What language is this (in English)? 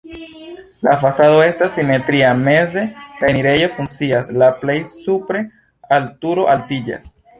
Esperanto